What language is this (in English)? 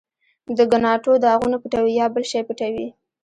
Pashto